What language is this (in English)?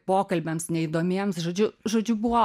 Lithuanian